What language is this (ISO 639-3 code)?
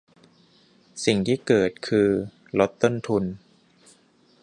tha